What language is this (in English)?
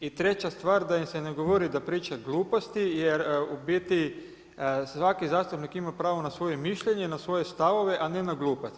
Croatian